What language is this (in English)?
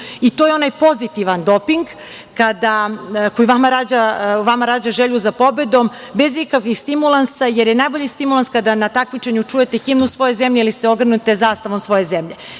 Serbian